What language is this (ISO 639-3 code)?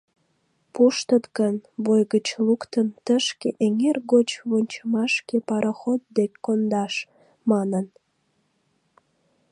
chm